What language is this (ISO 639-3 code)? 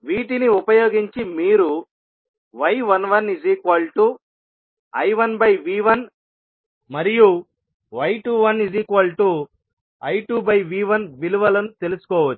tel